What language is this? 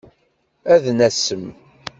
Kabyle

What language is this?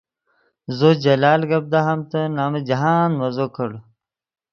Yidgha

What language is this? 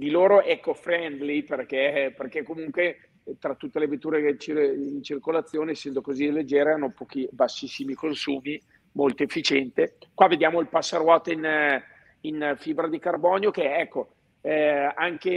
Italian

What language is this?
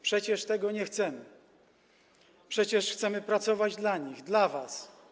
Polish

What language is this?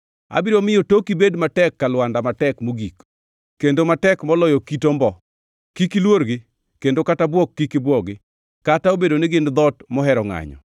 Luo (Kenya and Tanzania)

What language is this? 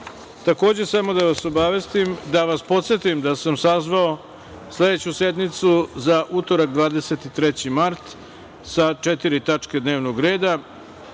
Serbian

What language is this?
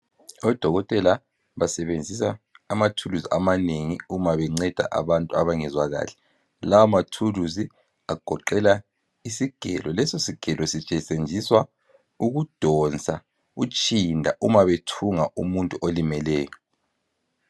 North Ndebele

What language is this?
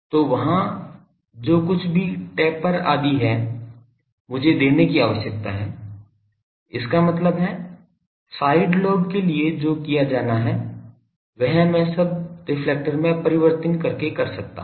Hindi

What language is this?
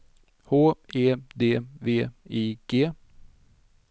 Swedish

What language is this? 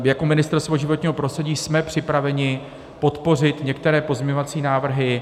Czech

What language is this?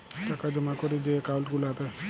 Bangla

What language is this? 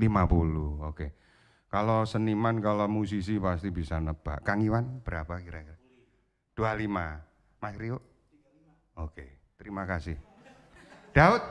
Indonesian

